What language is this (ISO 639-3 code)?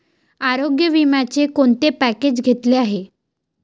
mar